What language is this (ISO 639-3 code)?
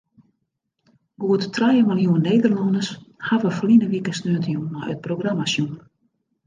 fry